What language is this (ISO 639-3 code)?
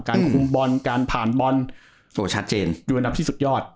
tha